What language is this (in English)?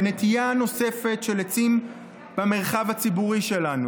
Hebrew